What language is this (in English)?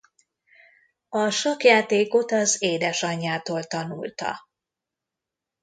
Hungarian